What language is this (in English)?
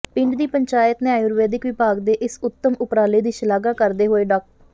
Punjabi